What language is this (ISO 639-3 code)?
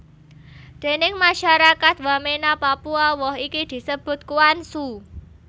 jav